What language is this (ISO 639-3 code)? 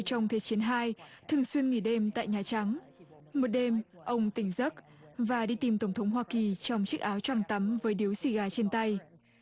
vie